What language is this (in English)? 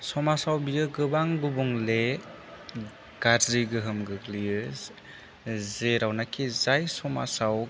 Bodo